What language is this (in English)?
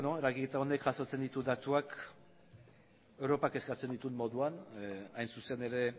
Basque